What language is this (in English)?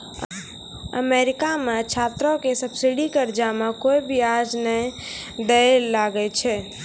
Maithili